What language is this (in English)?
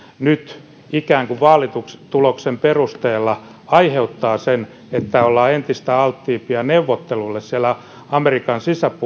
Finnish